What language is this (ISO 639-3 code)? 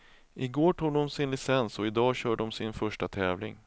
swe